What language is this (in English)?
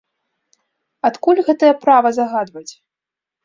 Belarusian